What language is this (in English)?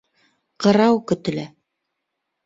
Bashkir